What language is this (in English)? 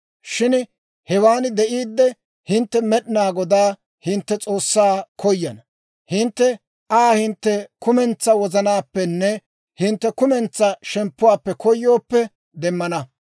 Dawro